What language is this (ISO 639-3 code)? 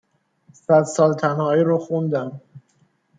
fas